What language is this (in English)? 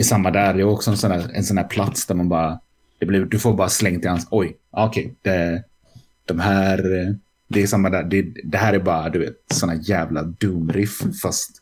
Swedish